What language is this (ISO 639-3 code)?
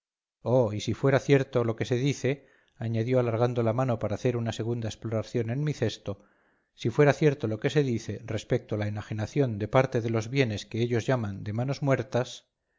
spa